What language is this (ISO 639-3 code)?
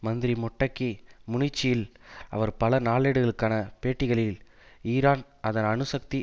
tam